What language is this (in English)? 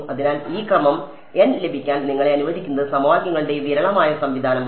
Malayalam